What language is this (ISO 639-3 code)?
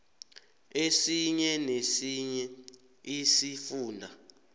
nbl